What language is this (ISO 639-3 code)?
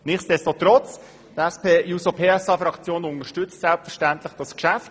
gsw